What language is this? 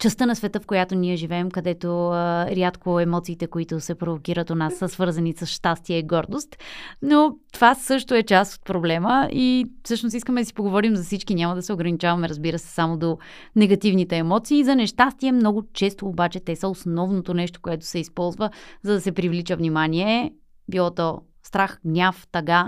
Bulgarian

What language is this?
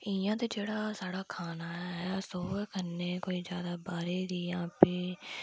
Dogri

